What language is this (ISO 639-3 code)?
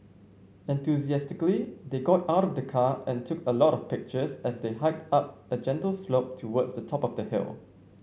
eng